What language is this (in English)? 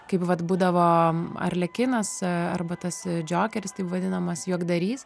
Lithuanian